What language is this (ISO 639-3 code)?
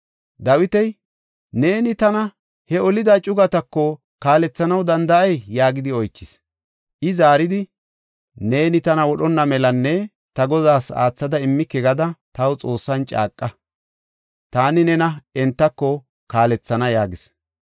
gof